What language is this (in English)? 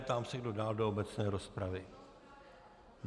Czech